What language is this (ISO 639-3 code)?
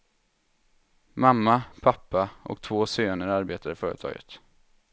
swe